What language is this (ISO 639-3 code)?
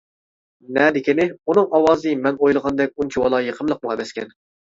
uig